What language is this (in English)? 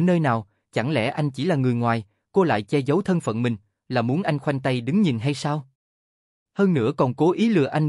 Vietnamese